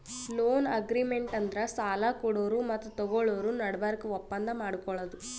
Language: Kannada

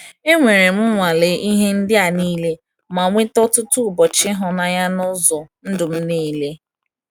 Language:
Igbo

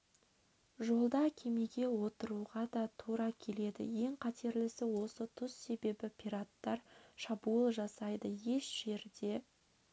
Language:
Kazakh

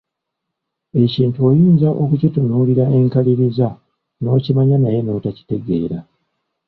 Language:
Ganda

